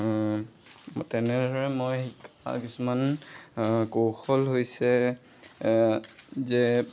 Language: Assamese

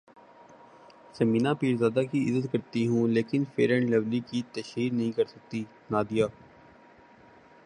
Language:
Urdu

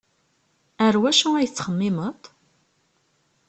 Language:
Kabyle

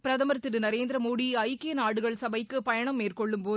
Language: Tamil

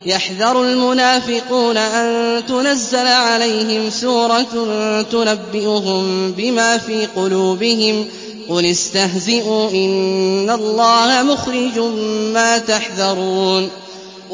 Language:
Arabic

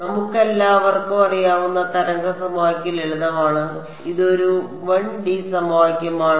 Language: Malayalam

